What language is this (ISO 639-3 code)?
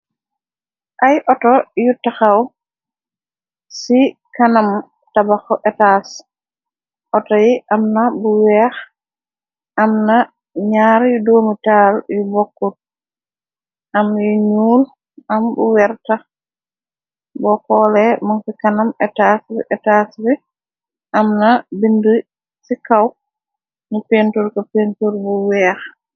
wol